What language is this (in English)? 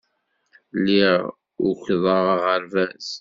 Kabyle